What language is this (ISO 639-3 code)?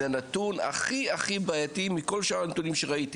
heb